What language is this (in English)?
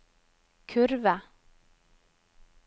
Norwegian